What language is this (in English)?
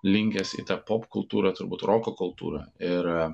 Lithuanian